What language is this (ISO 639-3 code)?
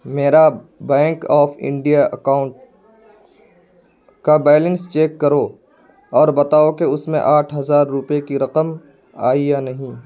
urd